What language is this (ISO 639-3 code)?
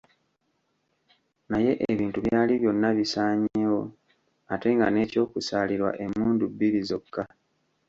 lug